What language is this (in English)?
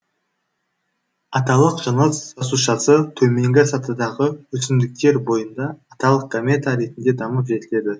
Kazakh